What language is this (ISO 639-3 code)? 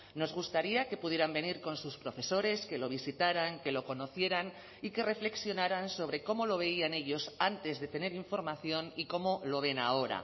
spa